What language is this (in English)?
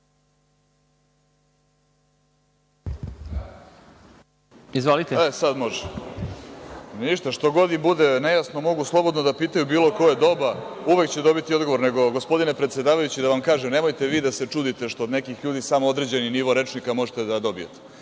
Serbian